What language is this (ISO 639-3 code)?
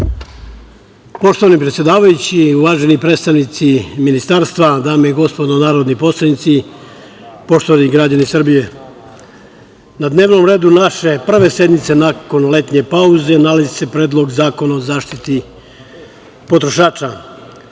srp